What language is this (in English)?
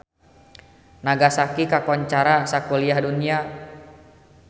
Sundanese